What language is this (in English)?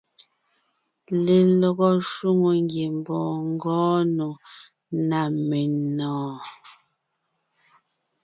Ngiemboon